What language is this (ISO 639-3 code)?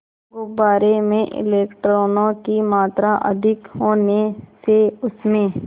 hin